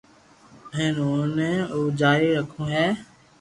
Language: Loarki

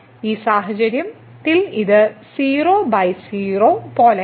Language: Malayalam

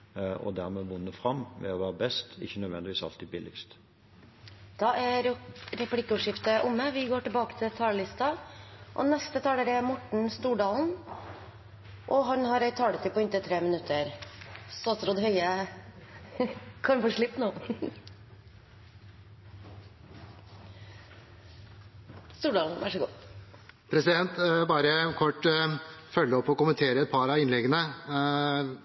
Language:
Norwegian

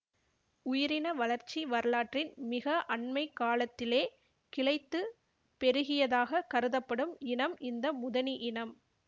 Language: Tamil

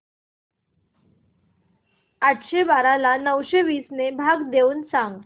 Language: Marathi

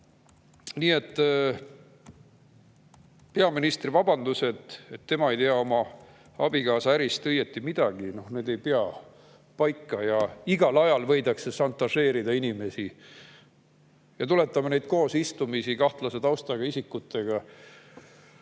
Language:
Estonian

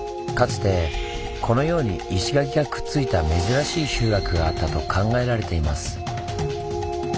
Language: Japanese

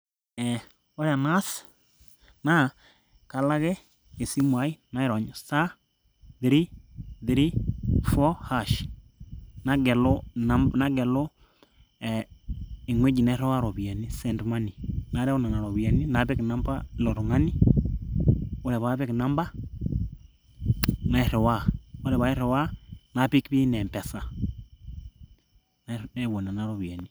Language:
Masai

